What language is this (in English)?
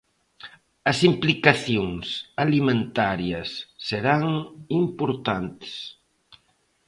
Galician